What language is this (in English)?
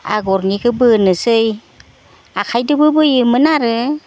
Bodo